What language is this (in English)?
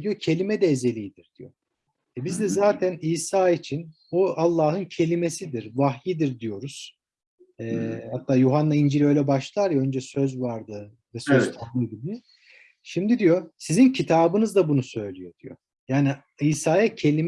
Turkish